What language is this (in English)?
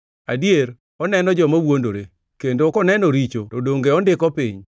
Luo (Kenya and Tanzania)